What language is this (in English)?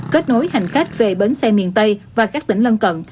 Vietnamese